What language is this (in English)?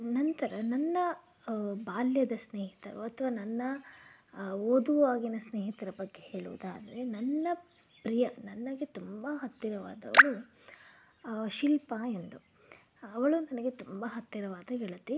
Kannada